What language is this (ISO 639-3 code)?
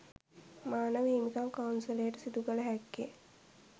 sin